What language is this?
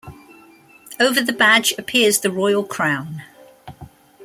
English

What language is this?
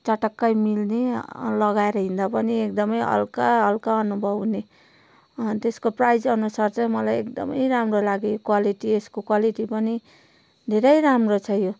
Nepali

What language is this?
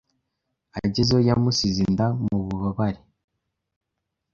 Kinyarwanda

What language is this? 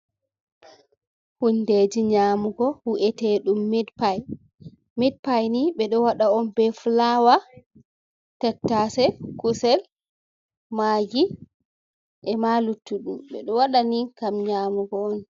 Fula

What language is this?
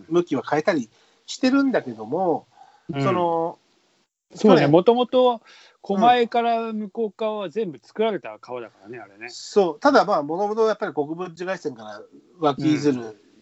Japanese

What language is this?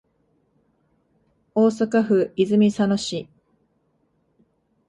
Japanese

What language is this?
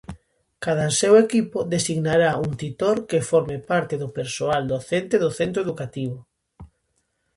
Galician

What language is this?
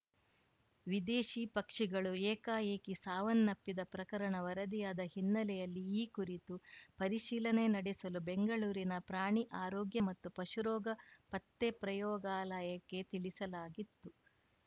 Kannada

